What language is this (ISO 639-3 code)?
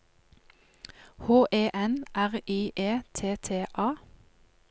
nor